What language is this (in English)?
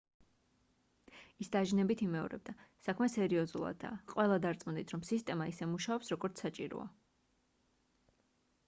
Georgian